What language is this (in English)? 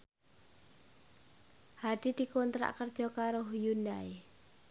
Javanese